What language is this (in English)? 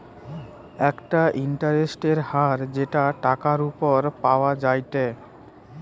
Bangla